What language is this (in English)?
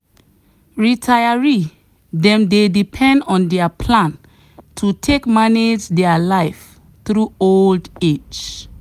Nigerian Pidgin